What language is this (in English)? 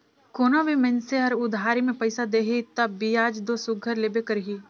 Chhattisgarhi